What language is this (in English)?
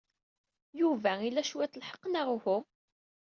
Kabyle